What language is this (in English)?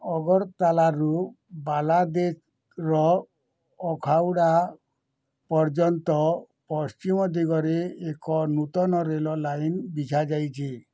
Odia